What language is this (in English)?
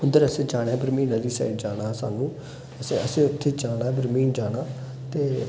Dogri